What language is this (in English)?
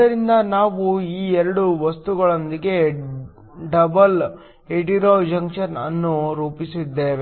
Kannada